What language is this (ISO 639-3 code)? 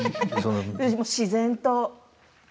jpn